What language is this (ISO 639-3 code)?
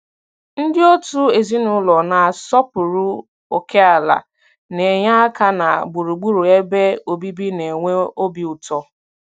ibo